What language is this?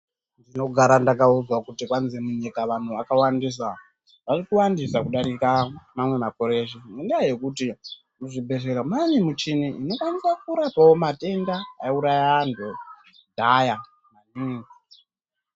Ndau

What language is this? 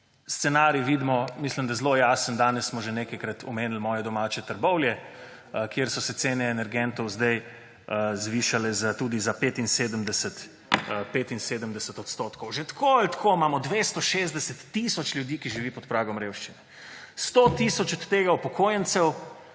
Slovenian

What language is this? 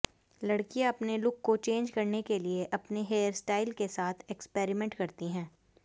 Hindi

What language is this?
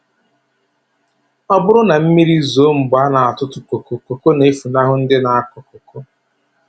Igbo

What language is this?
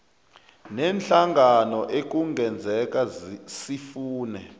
South Ndebele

